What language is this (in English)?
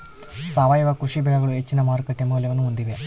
Kannada